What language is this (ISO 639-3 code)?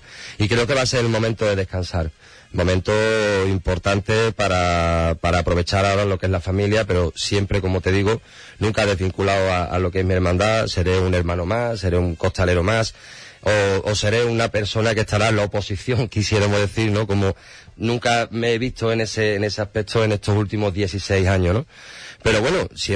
spa